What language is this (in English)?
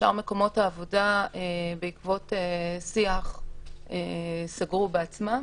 Hebrew